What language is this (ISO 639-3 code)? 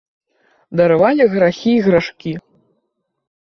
bel